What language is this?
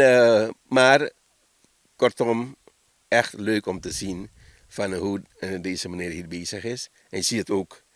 Dutch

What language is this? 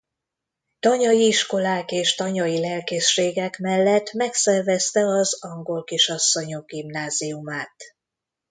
Hungarian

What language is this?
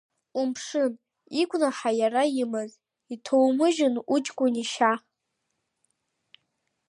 Abkhazian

